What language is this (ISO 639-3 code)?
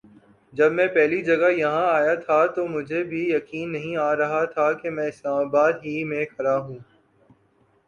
urd